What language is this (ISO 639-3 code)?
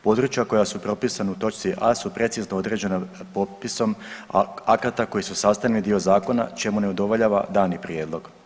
hrv